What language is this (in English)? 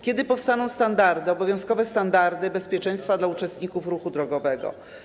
Polish